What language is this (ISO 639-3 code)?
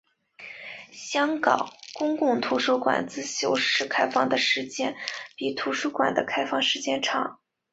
zho